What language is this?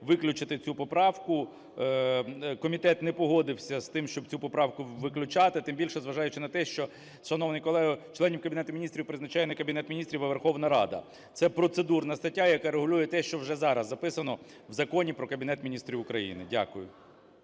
Ukrainian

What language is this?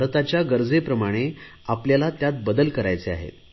Marathi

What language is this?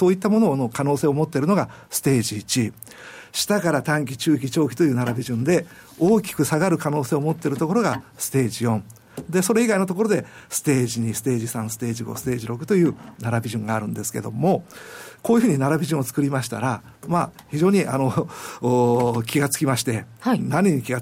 Japanese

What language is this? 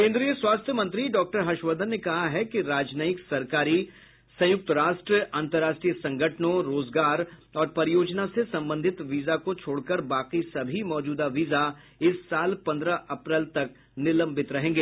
Hindi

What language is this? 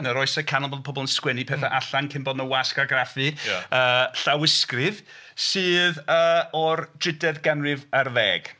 Welsh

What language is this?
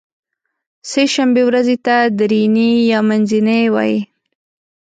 Pashto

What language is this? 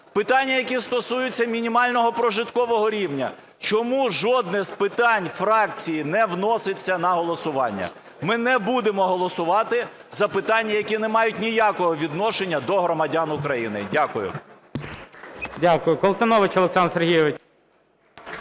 Ukrainian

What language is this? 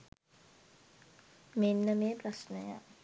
Sinhala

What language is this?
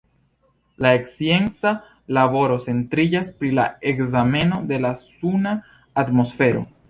Esperanto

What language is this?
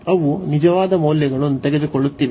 Kannada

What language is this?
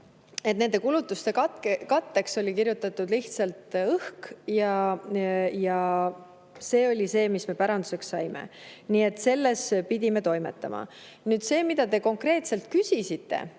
Estonian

